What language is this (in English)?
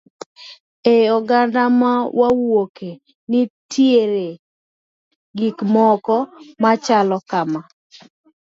Luo (Kenya and Tanzania)